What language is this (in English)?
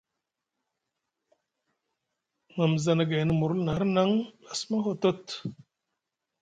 Musgu